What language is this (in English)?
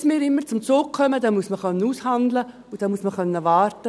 Swiss German